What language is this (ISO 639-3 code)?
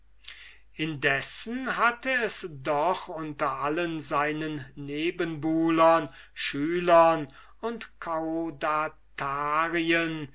deu